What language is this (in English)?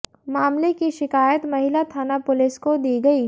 Hindi